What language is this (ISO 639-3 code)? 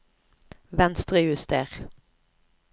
nor